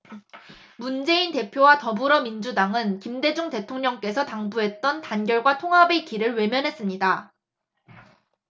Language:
Korean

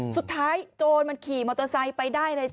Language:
Thai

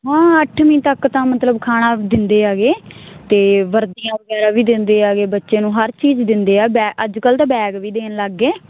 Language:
Punjabi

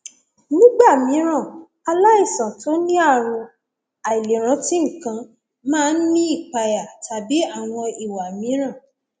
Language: Yoruba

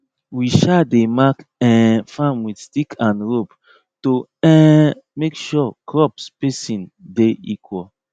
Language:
Nigerian Pidgin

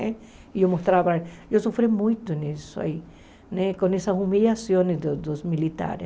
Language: Portuguese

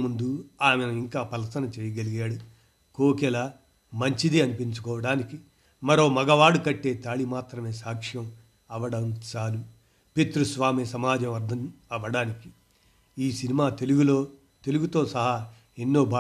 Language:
Telugu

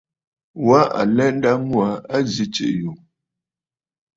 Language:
Bafut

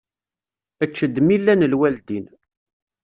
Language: Kabyle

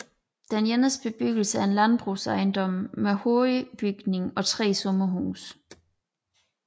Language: Danish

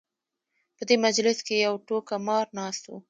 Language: Pashto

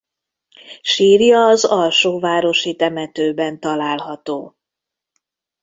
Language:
Hungarian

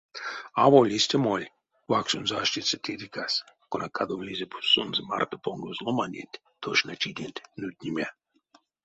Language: Erzya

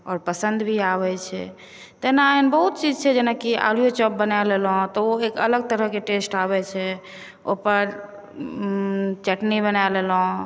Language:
Maithili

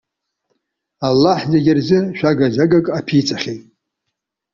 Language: Abkhazian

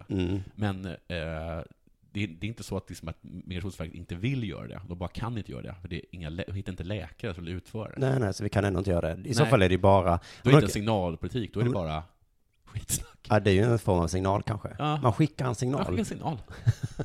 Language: Swedish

